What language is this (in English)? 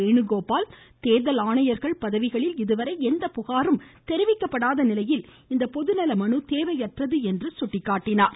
Tamil